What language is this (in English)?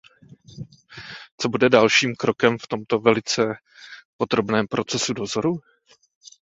Czech